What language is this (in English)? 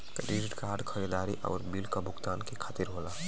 Bhojpuri